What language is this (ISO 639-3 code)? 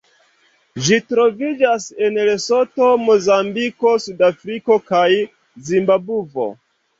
epo